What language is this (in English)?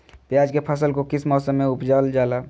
Magahi